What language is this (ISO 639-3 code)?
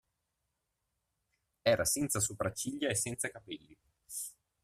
ita